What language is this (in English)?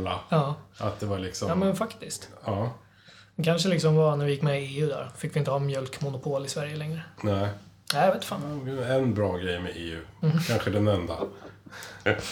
Swedish